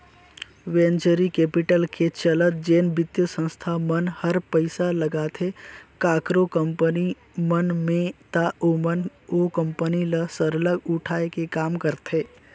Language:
Chhattisgarhi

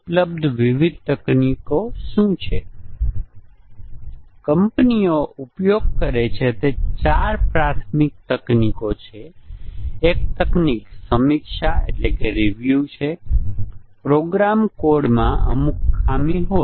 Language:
Gujarati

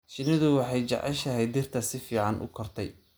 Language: Somali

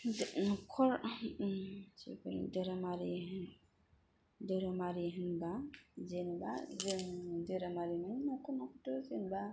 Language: Bodo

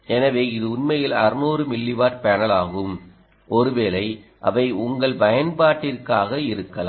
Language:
Tamil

